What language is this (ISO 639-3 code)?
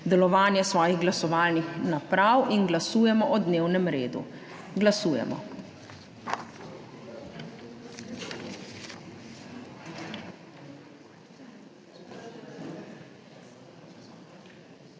slv